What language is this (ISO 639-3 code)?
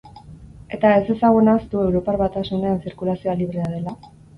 eus